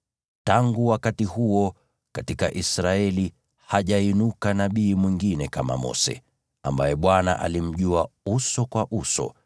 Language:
Swahili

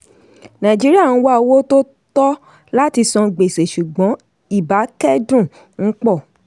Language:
Yoruba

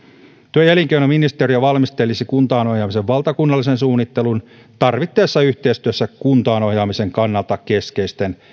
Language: Finnish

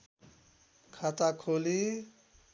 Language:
Nepali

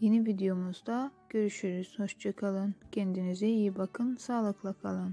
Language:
Turkish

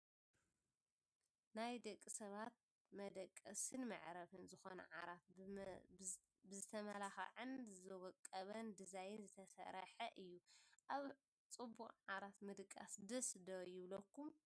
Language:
Tigrinya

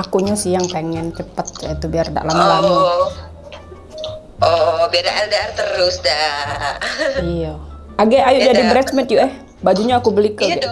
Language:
Indonesian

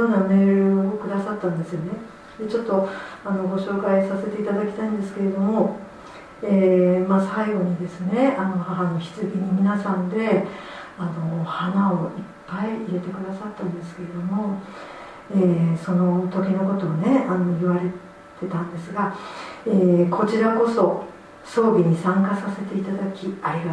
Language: Japanese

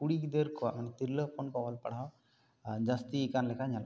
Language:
Santali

